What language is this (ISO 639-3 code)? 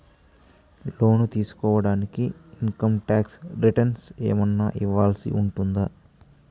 tel